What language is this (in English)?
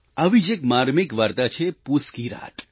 Gujarati